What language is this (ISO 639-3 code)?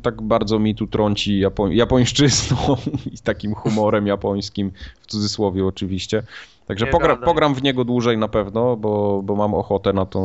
pol